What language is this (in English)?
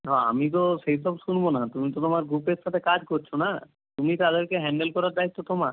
Bangla